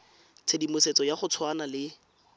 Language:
Tswana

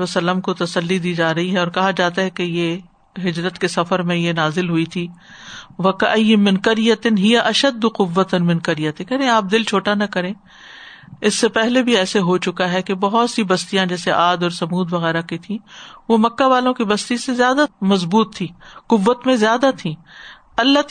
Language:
Urdu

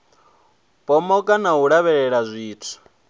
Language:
Venda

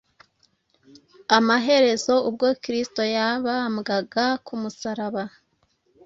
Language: Kinyarwanda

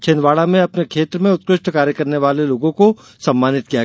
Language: Hindi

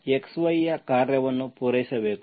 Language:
Kannada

